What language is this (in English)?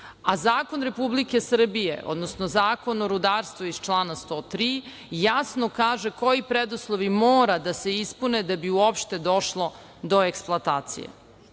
Serbian